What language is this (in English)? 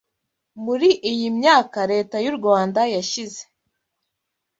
Kinyarwanda